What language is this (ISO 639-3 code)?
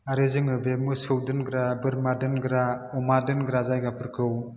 brx